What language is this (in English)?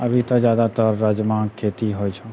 Maithili